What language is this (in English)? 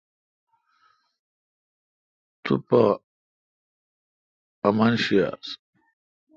Kalkoti